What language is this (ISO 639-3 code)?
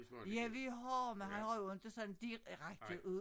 dan